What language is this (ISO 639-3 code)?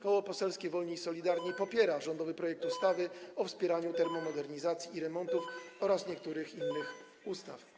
pol